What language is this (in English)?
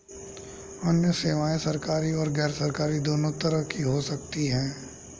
Hindi